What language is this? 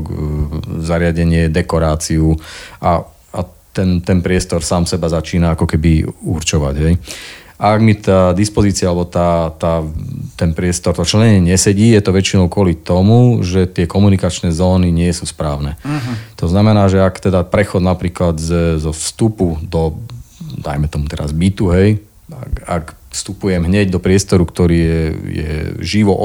Slovak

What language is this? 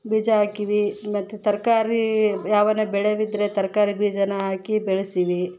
Kannada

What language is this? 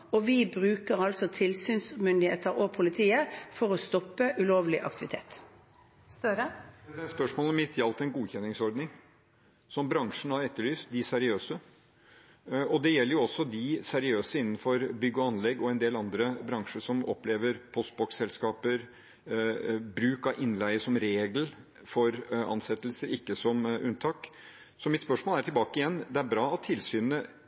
Norwegian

